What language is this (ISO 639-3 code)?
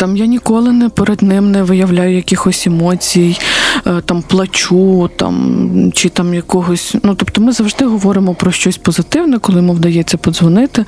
ukr